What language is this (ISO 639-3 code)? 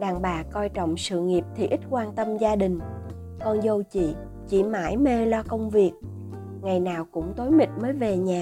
vie